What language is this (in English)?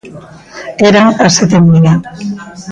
Galician